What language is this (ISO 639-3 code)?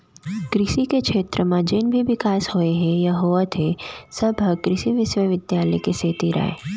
hne